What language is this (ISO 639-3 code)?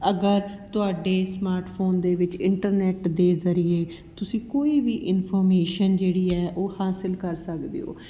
pan